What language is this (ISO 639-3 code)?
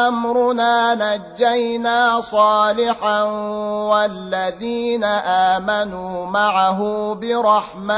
ara